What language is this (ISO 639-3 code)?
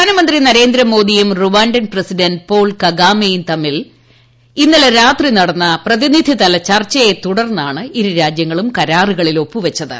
mal